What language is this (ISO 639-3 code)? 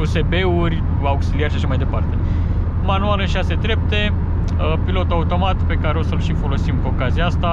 ron